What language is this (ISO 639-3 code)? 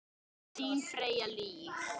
isl